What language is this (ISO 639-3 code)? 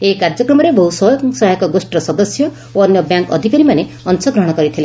ori